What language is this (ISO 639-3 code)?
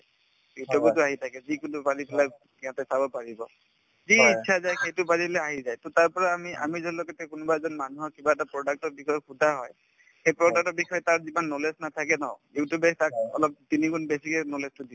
asm